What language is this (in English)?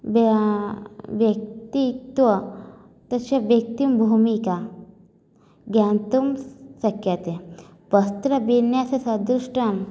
Sanskrit